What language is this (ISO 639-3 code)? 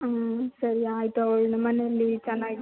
kan